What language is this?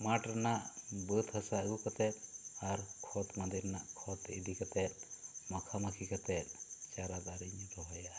Santali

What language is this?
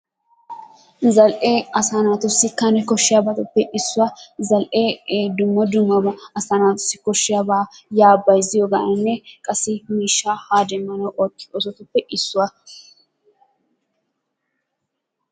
Wolaytta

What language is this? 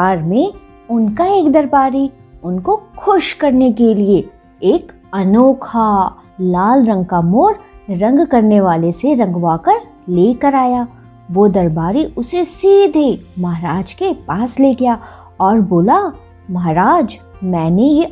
Hindi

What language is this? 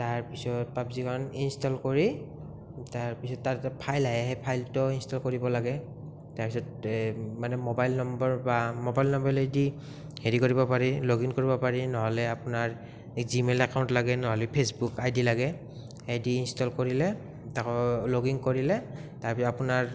Assamese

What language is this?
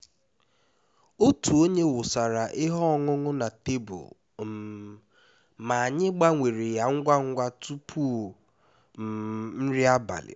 Igbo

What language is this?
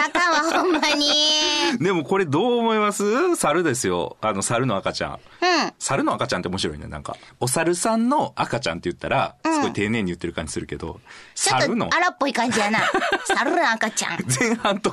Japanese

